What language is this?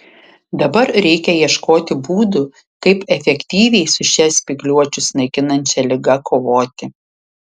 Lithuanian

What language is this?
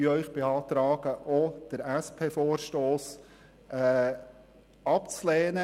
Swiss German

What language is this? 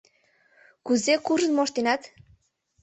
Mari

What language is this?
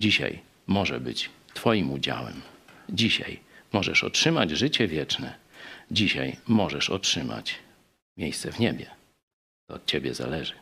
Polish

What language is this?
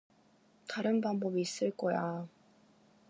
Korean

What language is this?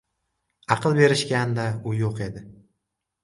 Uzbek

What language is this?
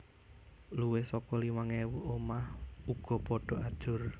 Javanese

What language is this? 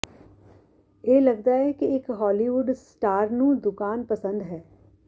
Punjabi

